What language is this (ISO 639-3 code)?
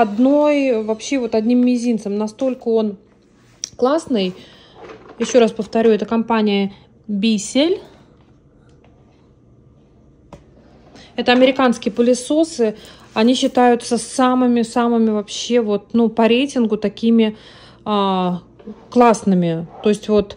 rus